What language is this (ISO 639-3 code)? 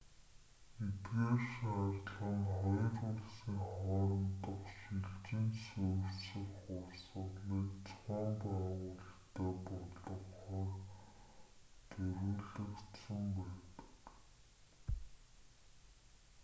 mon